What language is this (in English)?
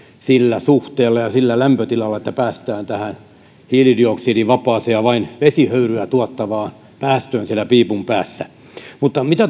Finnish